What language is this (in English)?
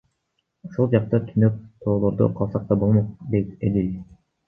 Kyrgyz